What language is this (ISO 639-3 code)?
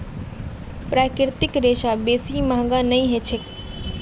mag